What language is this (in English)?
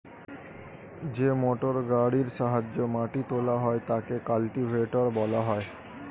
Bangla